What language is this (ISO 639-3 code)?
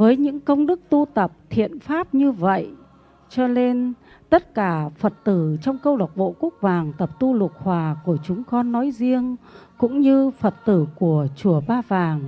vie